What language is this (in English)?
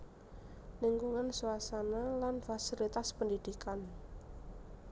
Javanese